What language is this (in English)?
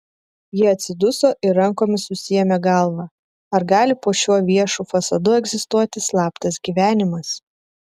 Lithuanian